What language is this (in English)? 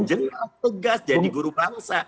Indonesian